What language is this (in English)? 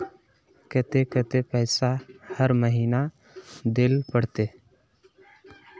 Magahi